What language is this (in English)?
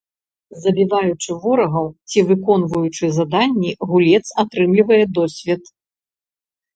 Belarusian